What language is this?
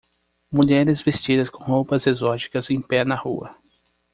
Portuguese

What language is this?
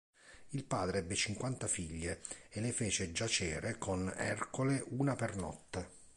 Italian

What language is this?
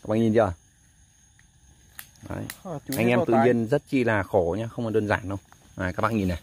Vietnamese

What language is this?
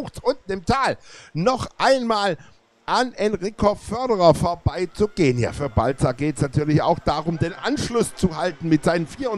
German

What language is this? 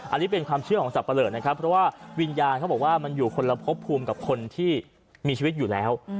Thai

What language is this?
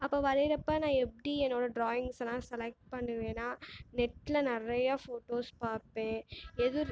Tamil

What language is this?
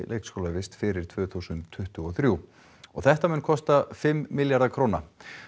Icelandic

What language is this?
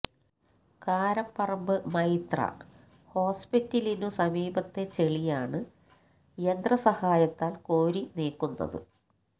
Malayalam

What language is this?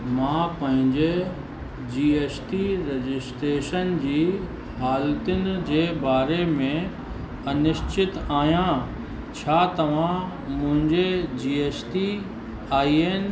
Sindhi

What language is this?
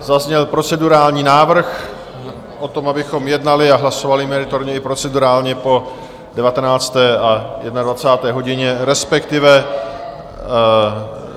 Czech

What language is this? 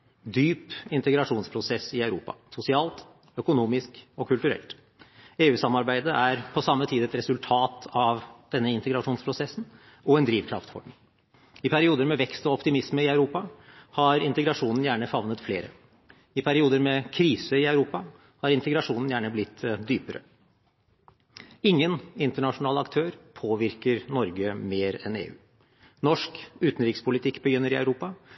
Norwegian Bokmål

